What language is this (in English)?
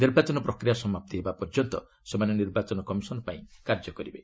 Odia